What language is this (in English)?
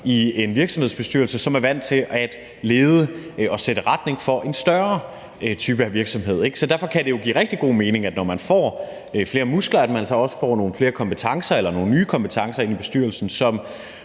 Danish